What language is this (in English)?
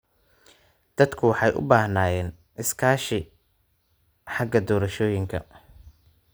Somali